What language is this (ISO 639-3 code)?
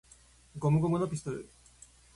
jpn